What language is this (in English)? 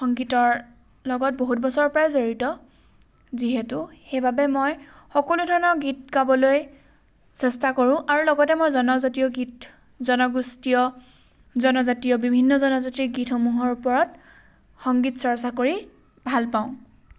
Assamese